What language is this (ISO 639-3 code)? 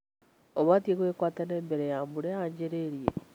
kik